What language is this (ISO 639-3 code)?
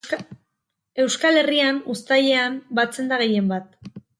eus